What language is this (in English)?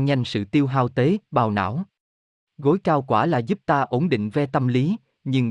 Vietnamese